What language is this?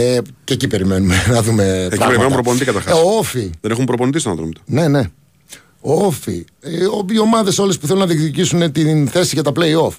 Greek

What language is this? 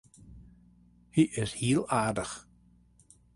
Western Frisian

